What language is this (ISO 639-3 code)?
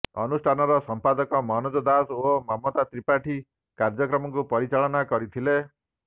ori